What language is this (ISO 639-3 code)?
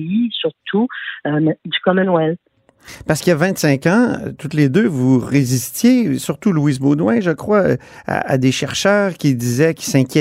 fra